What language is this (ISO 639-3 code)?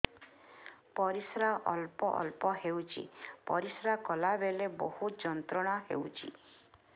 ori